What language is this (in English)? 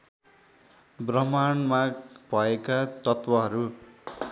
Nepali